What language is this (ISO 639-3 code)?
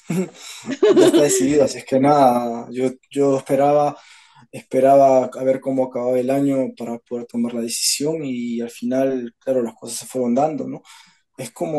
spa